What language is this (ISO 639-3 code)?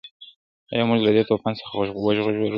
pus